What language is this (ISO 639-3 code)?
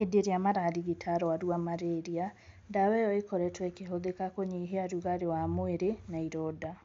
kik